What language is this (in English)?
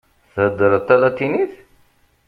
Kabyle